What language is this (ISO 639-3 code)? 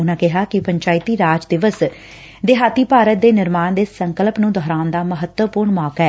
pan